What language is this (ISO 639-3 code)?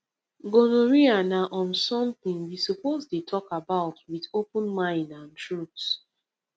pcm